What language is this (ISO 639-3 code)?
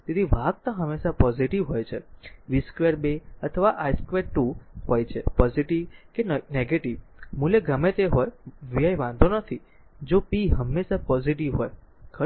guj